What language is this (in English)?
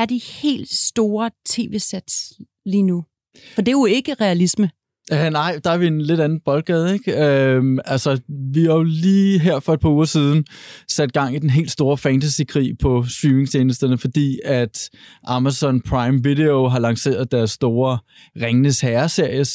Danish